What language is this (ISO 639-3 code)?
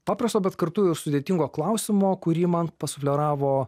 lit